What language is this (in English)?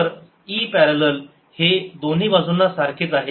Marathi